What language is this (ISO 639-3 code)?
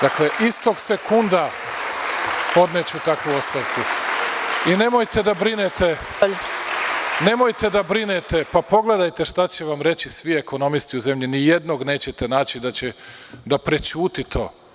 srp